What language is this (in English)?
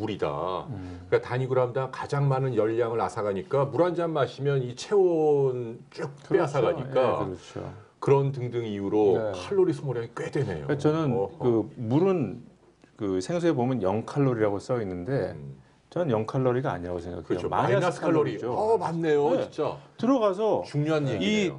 Korean